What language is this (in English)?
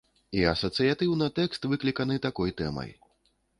Belarusian